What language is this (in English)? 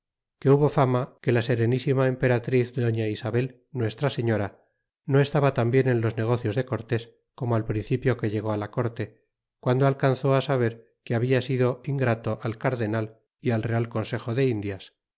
Spanish